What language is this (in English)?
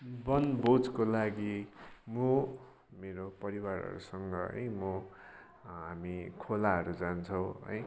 Nepali